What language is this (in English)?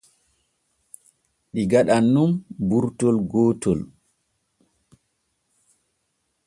Borgu Fulfulde